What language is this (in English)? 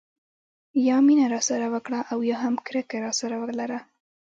Pashto